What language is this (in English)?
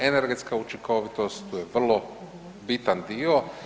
Croatian